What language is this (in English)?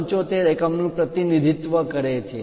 Gujarati